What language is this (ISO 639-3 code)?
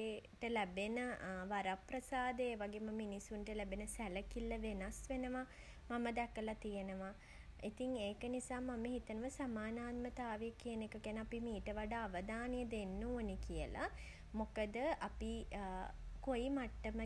sin